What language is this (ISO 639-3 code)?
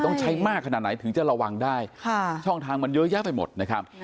tha